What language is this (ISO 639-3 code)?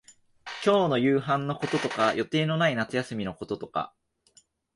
jpn